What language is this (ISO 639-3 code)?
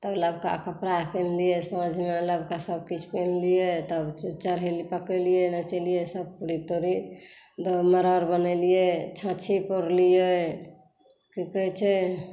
mai